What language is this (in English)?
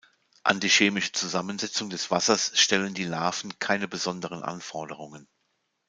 German